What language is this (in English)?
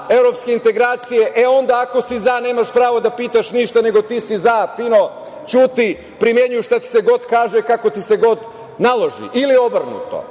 Serbian